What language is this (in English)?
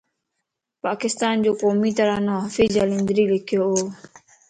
Lasi